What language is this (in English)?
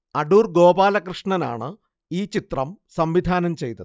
Malayalam